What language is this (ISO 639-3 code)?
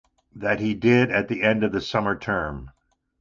eng